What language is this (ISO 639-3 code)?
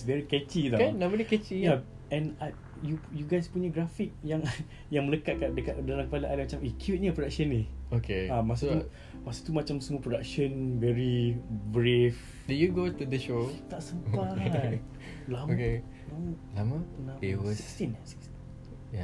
msa